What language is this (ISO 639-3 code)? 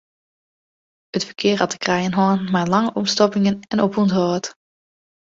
fry